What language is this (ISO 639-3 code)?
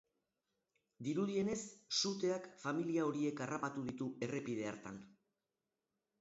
eus